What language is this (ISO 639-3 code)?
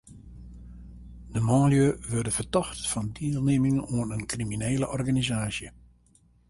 fry